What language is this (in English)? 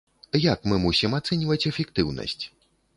Belarusian